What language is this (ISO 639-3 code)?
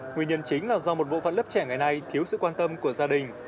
vie